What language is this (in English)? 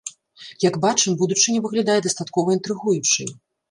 Belarusian